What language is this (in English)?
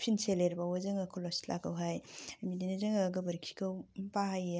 Bodo